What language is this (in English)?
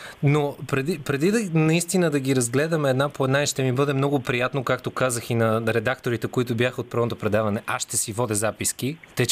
Bulgarian